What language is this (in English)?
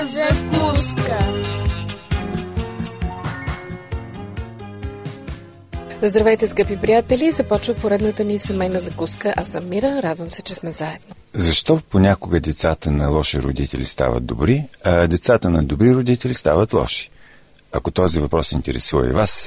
Bulgarian